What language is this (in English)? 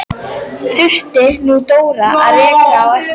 Icelandic